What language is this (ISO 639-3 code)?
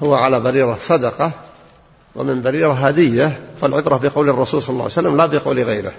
ara